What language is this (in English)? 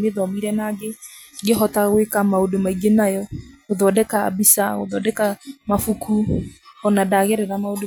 Kikuyu